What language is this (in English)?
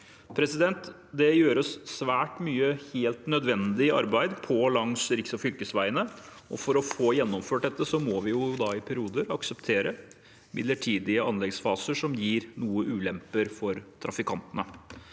Norwegian